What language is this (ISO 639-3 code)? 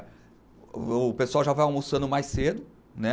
por